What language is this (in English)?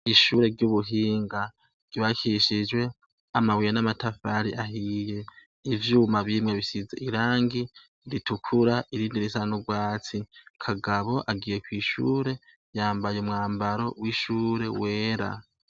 Rundi